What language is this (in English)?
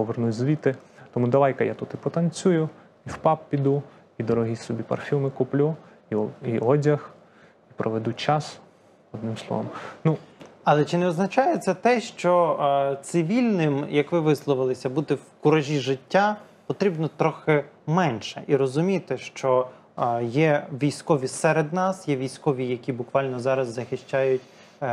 Ukrainian